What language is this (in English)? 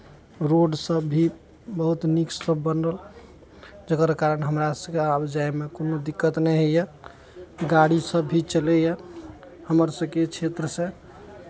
Maithili